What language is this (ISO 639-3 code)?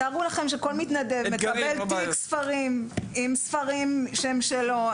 heb